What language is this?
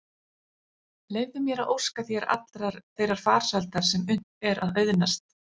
Icelandic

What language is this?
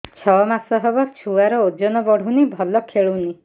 Odia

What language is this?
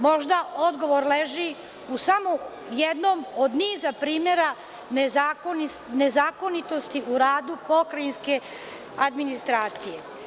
Serbian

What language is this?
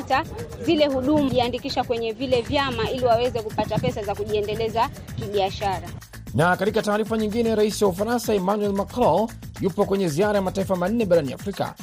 Swahili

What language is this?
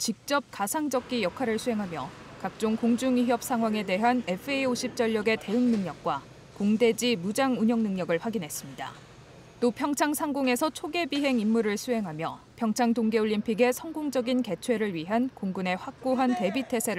Korean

